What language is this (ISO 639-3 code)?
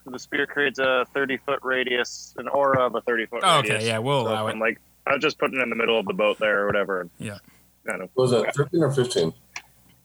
eng